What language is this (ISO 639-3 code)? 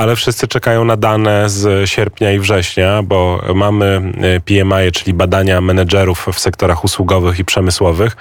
pol